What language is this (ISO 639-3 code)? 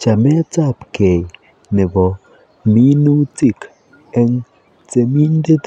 kln